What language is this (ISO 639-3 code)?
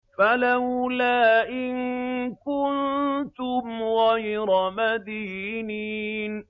ara